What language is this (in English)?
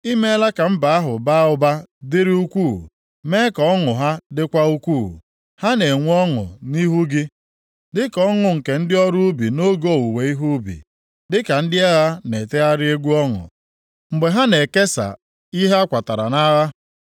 Igbo